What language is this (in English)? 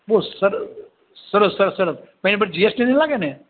Gujarati